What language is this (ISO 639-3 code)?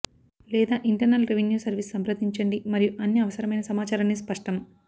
tel